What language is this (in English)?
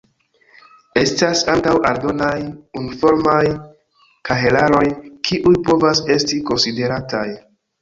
Esperanto